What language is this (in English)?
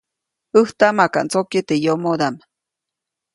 Copainalá Zoque